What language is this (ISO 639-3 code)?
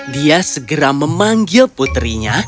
ind